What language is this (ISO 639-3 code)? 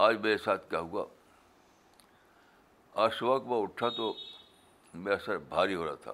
urd